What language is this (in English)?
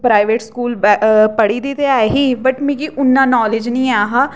Dogri